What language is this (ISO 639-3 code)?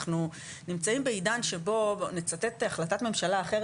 heb